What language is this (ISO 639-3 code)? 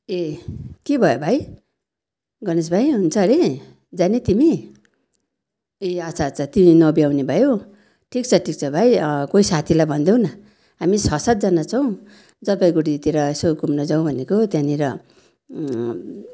nep